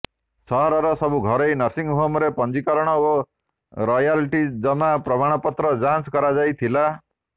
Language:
Odia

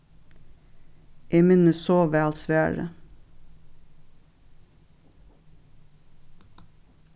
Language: Faroese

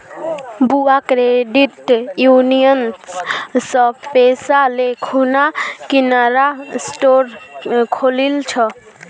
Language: Magahi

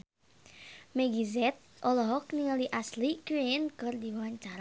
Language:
Sundanese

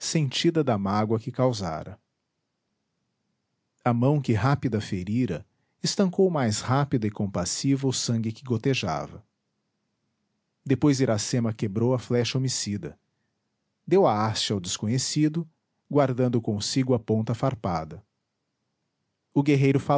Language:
Portuguese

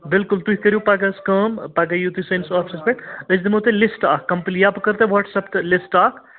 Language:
Kashmiri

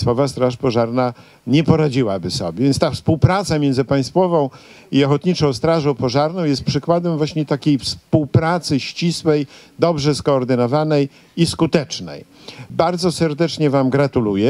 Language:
Polish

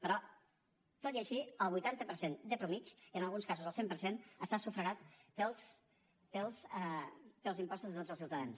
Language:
Catalan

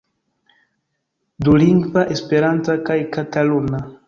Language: Esperanto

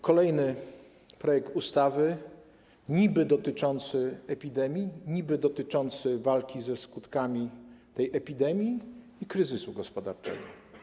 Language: Polish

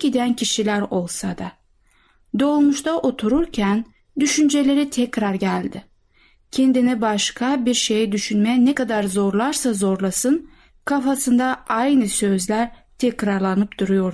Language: Turkish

